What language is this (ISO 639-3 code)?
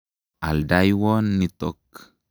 kln